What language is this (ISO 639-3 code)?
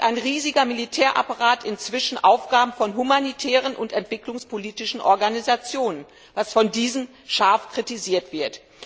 deu